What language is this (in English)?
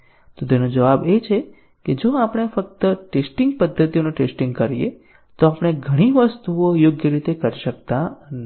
Gujarati